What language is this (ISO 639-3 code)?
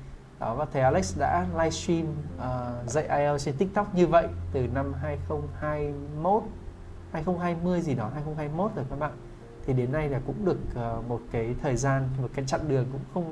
vie